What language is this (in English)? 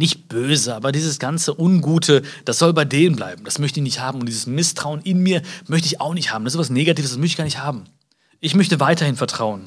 German